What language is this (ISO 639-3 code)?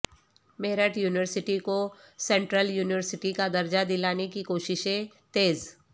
urd